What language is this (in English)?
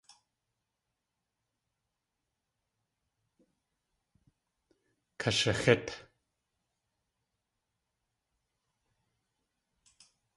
Tlingit